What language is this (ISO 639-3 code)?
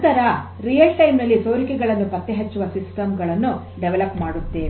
kan